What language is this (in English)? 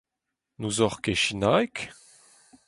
Breton